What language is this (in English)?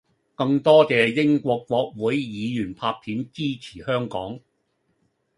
Cantonese